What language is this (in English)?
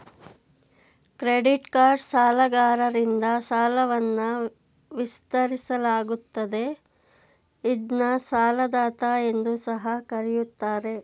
Kannada